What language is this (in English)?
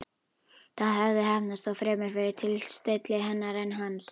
Icelandic